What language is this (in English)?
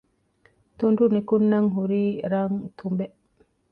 Divehi